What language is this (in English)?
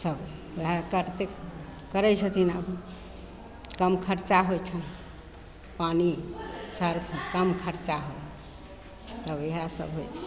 Maithili